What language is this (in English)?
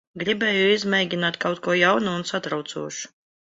Latvian